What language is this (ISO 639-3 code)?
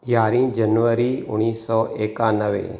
snd